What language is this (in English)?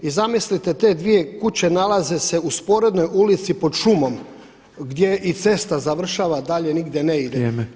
Croatian